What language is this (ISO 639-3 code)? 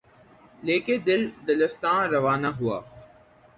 urd